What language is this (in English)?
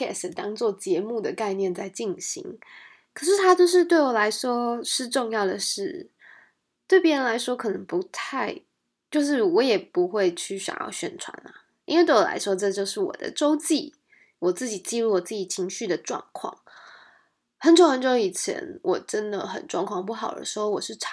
Chinese